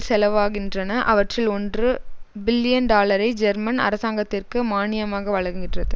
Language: Tamil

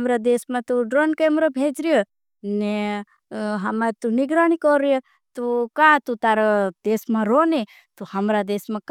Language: Bhili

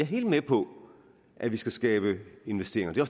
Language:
Danish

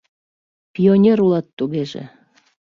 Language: Mari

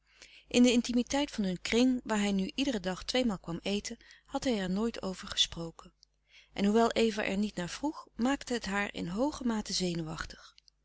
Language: Dutch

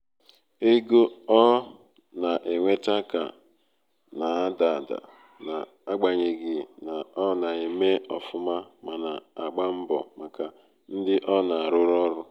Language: Igbo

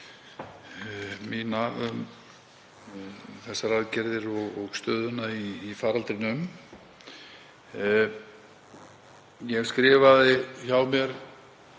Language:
Icelandic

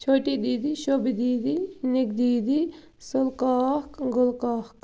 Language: Kashmiri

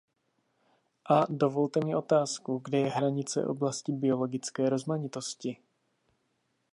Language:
Czech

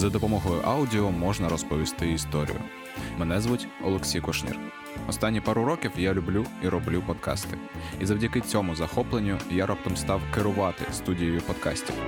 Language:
Ukrainian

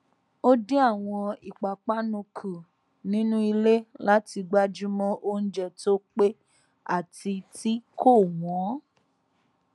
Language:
Yoruba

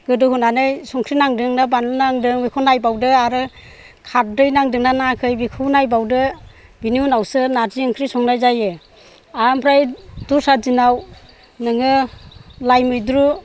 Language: Bodo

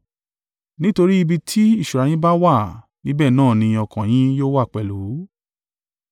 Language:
Yoruba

